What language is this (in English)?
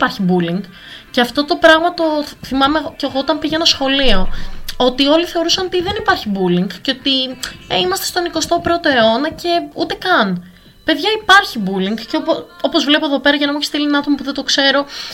Greek